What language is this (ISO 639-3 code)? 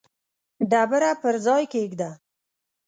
pus